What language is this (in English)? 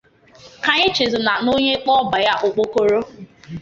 Igbo